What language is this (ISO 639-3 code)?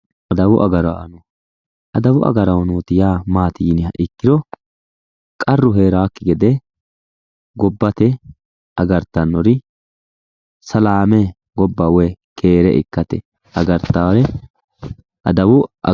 sid